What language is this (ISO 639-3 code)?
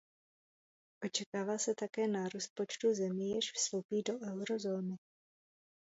ces